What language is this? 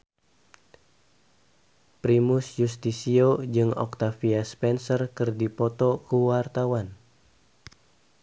Sundanese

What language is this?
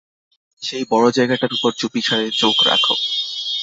Bangla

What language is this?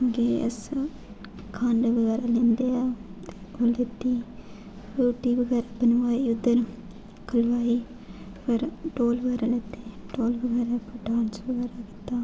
Dogri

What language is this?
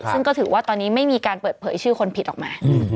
Thai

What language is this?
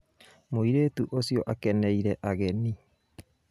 Kikuyu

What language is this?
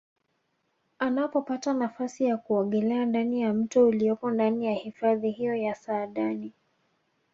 Swahili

